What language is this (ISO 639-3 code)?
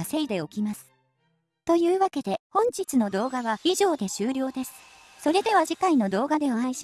jpn